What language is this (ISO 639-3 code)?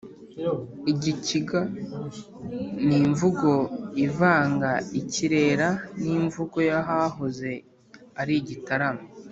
kin